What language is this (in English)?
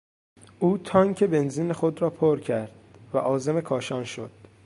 Persian